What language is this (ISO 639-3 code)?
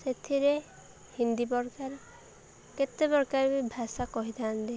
ori